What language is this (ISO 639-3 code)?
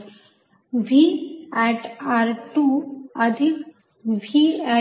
mar